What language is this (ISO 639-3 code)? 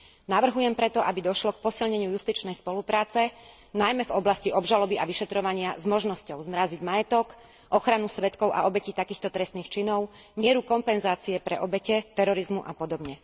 slk